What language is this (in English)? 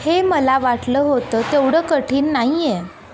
Marathi